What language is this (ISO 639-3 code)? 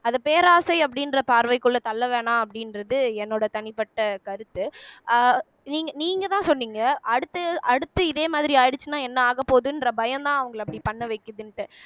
tam